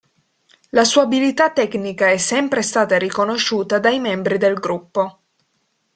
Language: Italian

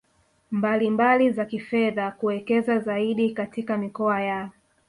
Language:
Swahili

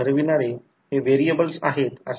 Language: Marathi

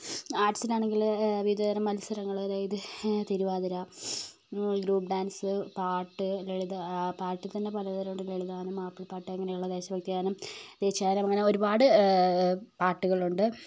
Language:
Malayalam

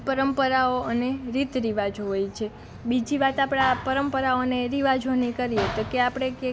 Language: Gujarati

